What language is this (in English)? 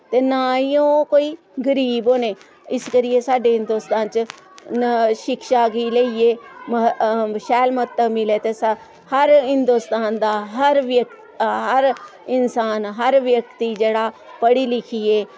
Dogri